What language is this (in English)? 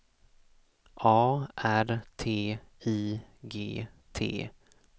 Swedish